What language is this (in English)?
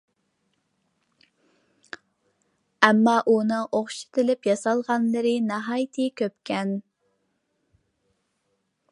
Uyghur